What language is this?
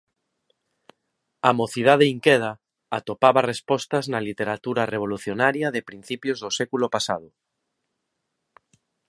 Galician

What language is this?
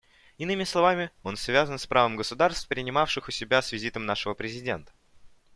Russian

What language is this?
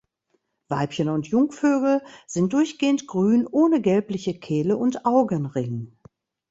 German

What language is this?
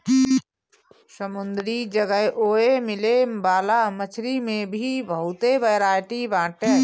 Bhojpuri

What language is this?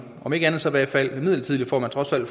Danish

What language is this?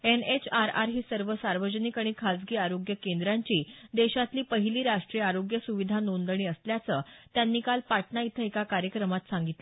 Marathi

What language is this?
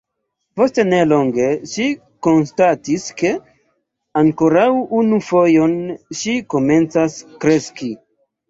Esperanto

